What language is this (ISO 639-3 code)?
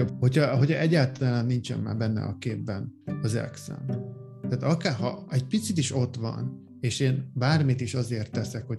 hun